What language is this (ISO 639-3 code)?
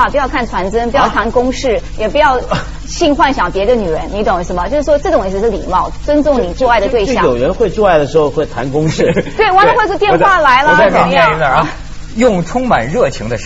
zho